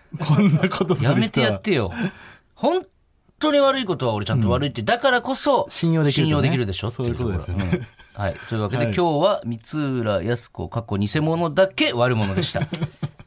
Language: Japanese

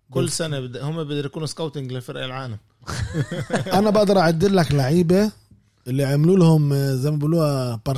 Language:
Arabic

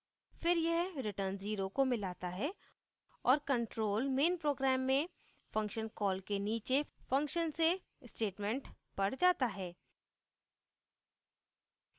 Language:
Hindi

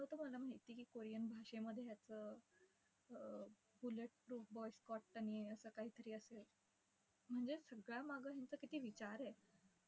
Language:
Marathi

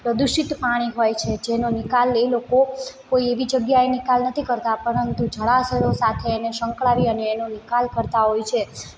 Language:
Gujarati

